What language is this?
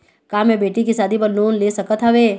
Chhattisgarhi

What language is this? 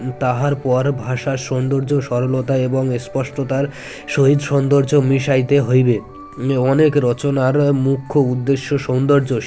Bangla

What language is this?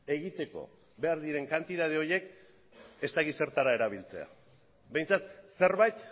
Basque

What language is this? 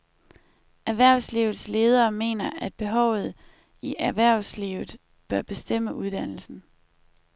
Danish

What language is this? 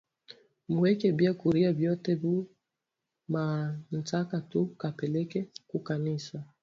Swahili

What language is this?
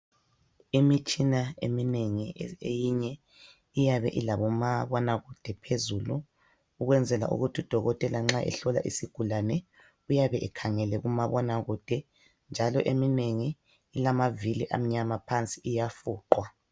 North Ndebele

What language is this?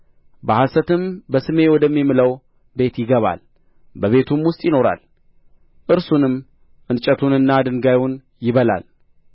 Amharic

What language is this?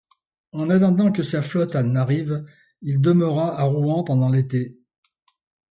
French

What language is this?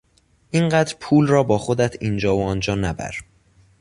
Persian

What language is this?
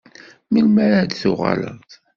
Kabyle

